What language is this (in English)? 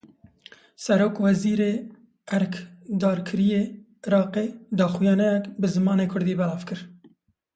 Kurdish